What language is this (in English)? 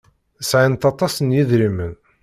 Kabyle